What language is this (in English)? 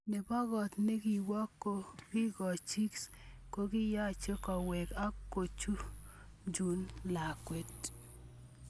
Kalenjin